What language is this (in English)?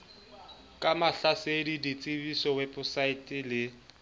Southern Sotho